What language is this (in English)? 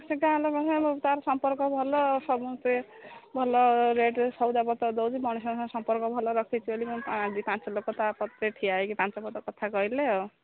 Odia